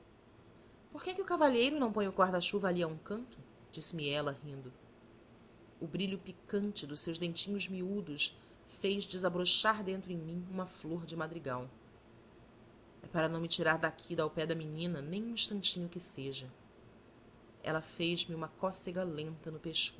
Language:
Portuguese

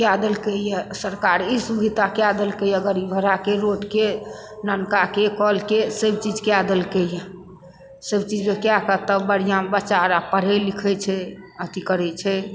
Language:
Maithili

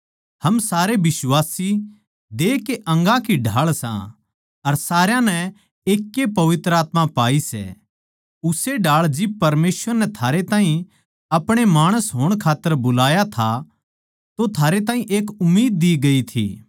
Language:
Haryanvi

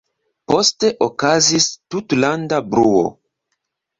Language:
Esperanto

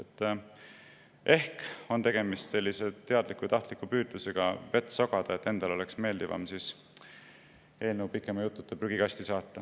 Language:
Estonian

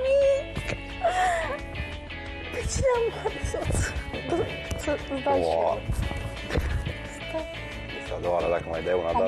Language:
Romanian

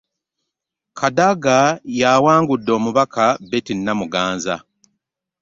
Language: Ganda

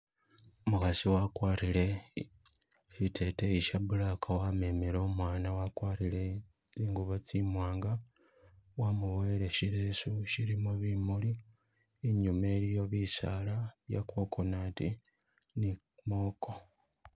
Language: Masaaba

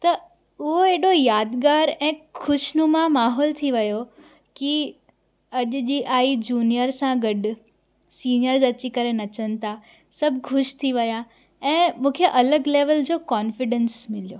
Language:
Sindhi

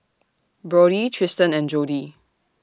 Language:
English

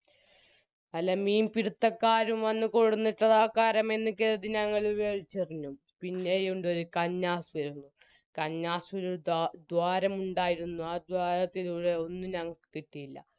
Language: Malayalam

